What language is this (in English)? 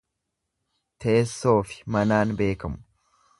Oromo